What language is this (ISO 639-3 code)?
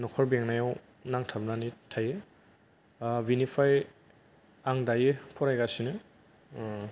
brx